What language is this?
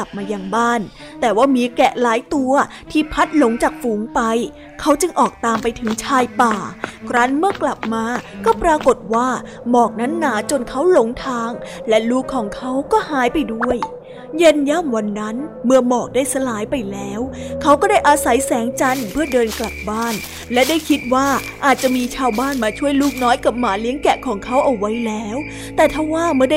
Thai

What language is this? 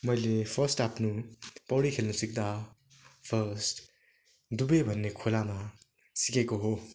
Nepali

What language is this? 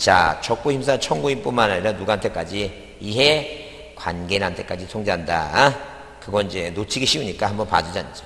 Korean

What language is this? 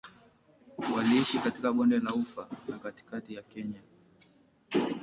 Swahili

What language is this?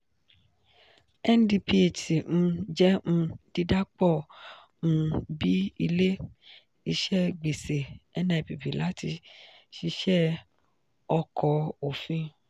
Yoruba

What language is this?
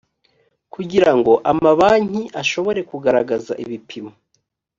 Kinyarwanda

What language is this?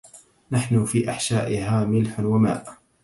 Arabic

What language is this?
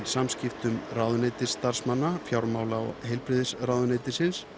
Icelandic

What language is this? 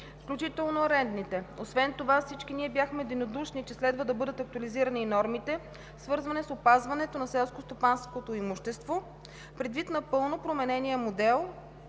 Bulgarian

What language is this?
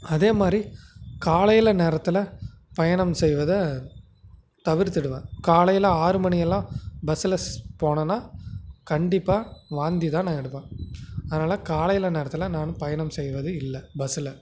Tamil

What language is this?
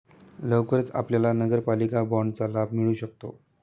Marathi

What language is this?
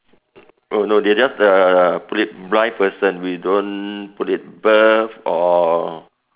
English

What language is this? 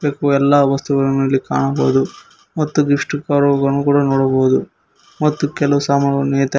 Kannada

